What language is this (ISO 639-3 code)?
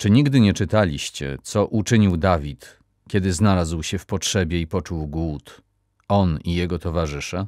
pol